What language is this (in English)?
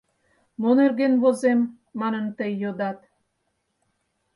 Mari